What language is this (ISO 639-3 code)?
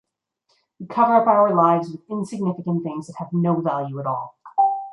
eng